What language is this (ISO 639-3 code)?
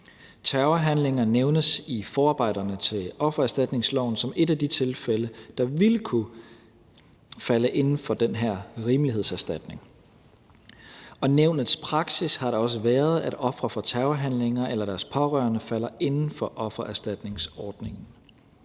dan